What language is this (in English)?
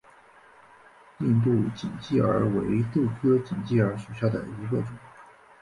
Chinese